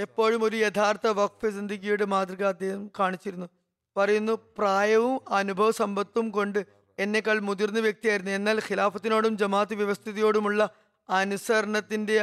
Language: Malayalam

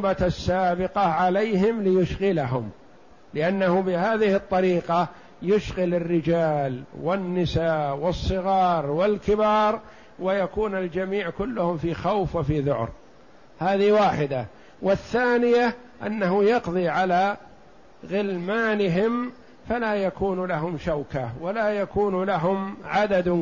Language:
Arabic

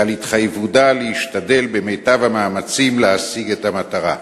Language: Hebrew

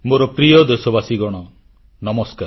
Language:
Odia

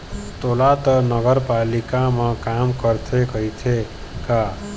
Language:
Chhattisgarhi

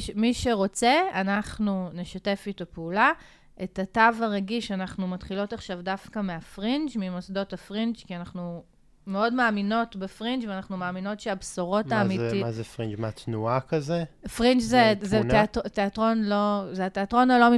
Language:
Hebrew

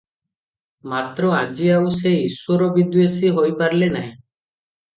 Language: Odia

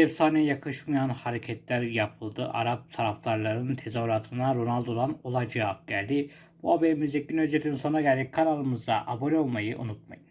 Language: Turkish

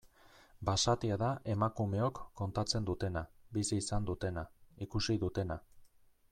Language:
Basque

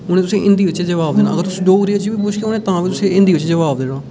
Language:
Dogri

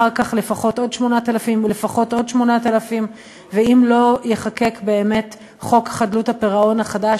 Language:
Hebrew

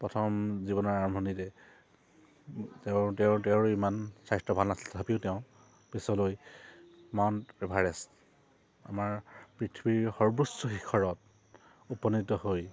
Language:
Assamese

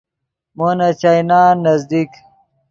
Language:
Yidgha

